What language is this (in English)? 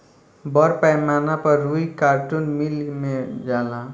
Bhojpuri